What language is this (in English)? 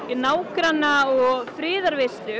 Icelandic